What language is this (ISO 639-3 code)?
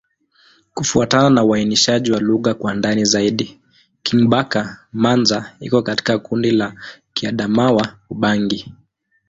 swa